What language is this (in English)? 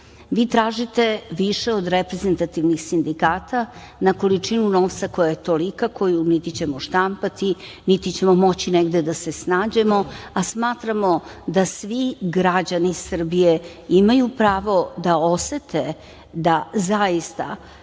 Serbian